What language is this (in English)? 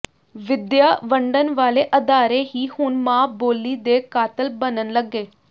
Punjabi